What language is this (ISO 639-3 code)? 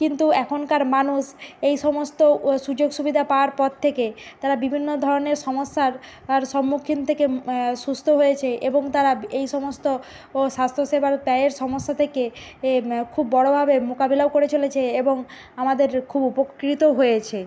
ben